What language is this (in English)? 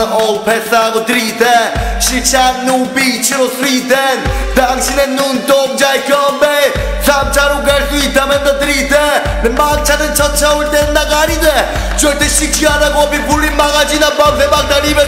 Dutch